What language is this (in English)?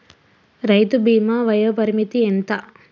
Telugu